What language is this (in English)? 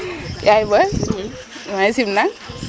Serer